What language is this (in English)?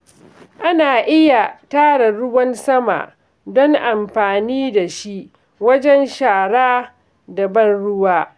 Hausa